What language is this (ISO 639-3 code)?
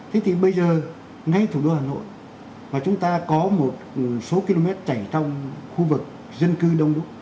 vie